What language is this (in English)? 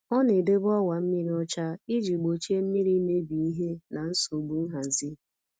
Igbo